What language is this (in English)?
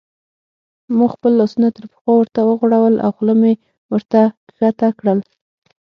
Pashto